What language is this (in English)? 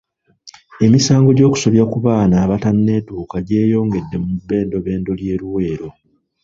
Ganda